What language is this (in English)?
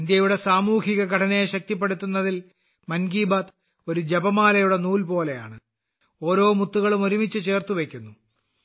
Malayalam